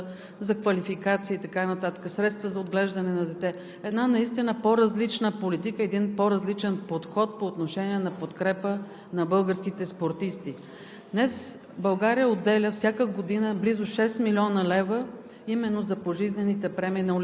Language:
Bulgarian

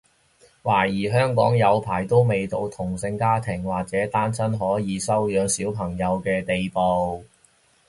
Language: Cantonese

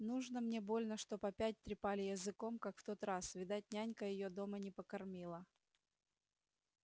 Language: Russian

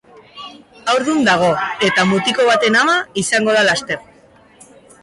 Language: Basque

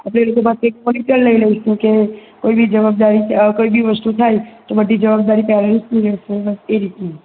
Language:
Gujarati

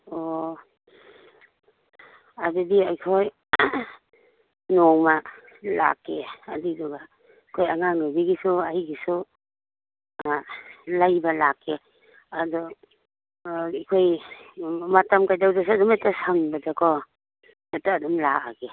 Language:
Manipuri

